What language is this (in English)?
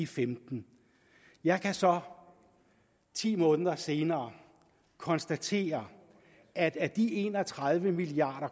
Danish